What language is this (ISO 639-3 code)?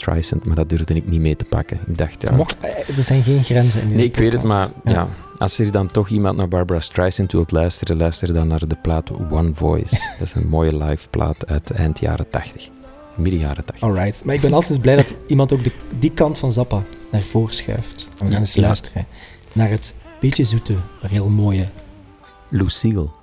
nld